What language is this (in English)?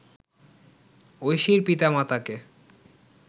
Bangla